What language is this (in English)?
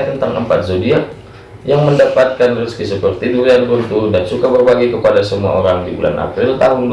Indonesian